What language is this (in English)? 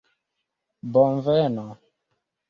Esperanto